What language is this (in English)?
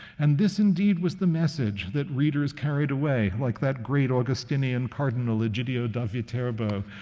English